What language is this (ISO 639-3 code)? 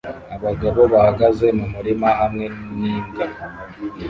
kin